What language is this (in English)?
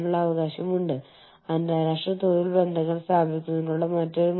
Malayalam